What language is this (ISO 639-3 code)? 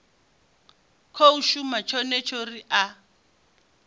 ven